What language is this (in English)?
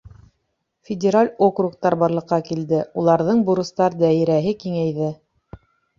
Bashkir